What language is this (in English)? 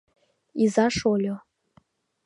Mari